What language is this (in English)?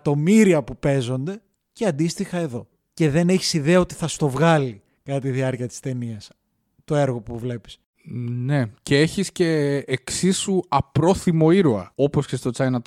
Greek